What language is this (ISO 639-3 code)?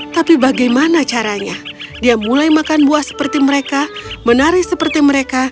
ind